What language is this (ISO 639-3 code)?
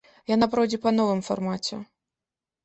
bel